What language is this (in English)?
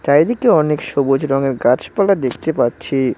Bangla